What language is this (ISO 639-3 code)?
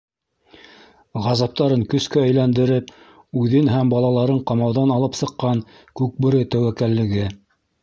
bak